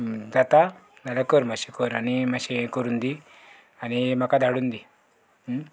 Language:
Konkani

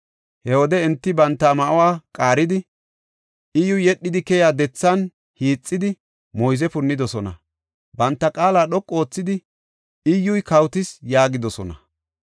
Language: Gofa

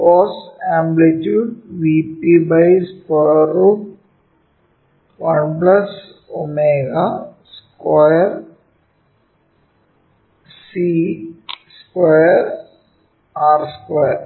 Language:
Malayalam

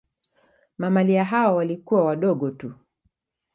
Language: Swahili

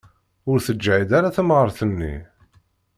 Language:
Kabyle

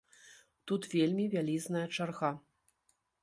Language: Belarusian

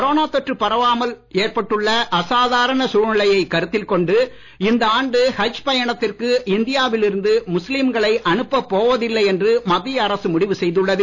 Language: Tamil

